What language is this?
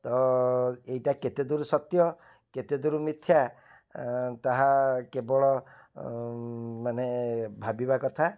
Odia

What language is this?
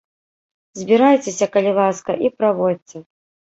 Belarusian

